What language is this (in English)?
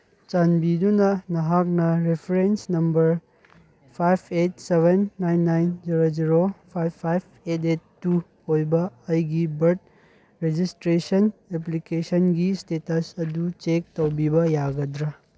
Manipuri